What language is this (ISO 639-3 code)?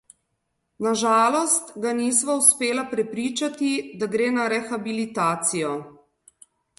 slv